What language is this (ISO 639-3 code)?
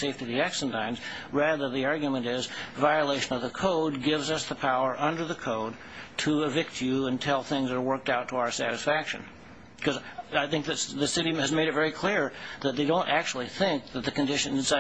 eng